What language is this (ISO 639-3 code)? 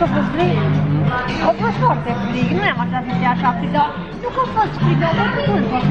ron